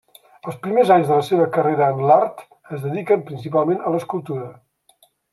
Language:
Catalan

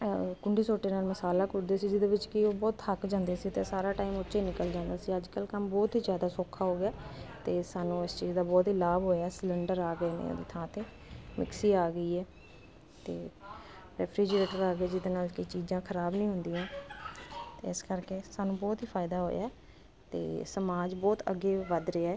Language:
Punjabi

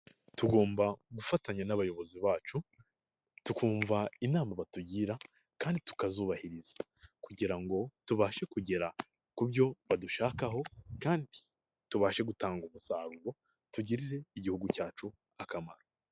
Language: Kinyarwanda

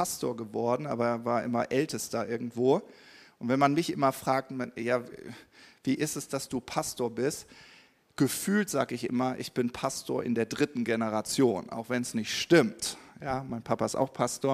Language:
German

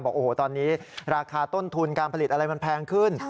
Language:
Thai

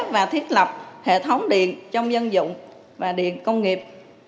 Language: Vietnamese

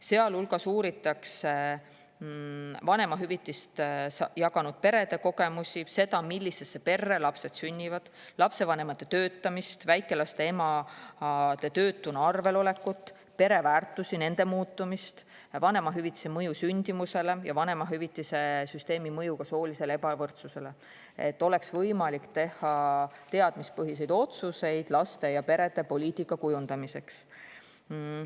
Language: Estonian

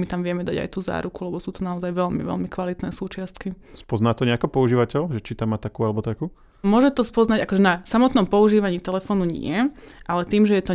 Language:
Slovak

